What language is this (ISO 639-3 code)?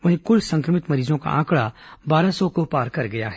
hin